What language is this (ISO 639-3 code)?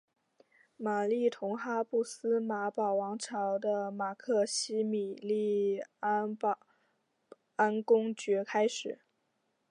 zho